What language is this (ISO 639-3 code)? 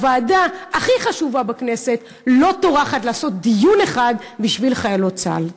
heb